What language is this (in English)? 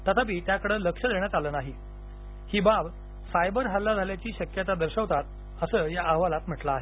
Marathi